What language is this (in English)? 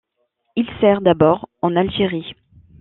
French